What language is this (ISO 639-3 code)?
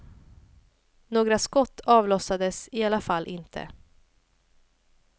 swe